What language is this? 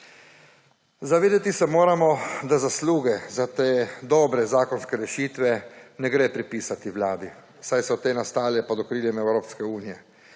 Slovenian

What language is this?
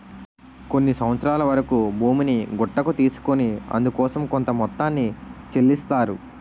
Telugu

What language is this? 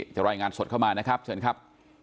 Thai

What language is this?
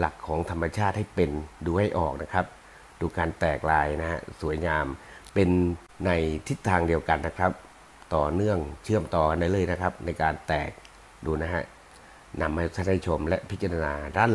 Thai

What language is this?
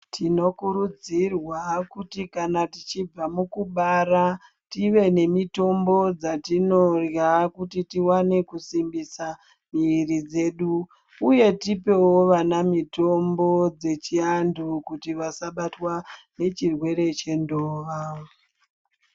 Ndau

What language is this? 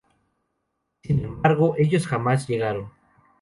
Spanish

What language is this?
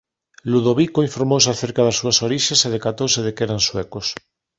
Galician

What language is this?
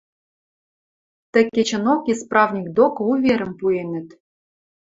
Western Mari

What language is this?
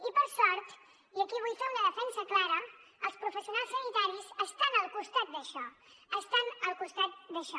Catalan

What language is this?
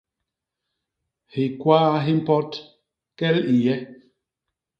Basaa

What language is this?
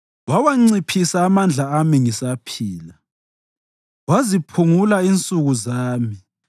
North Ndebele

